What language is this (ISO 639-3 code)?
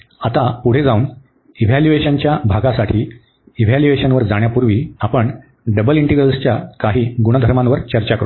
mar